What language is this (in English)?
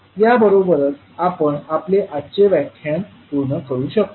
Marathi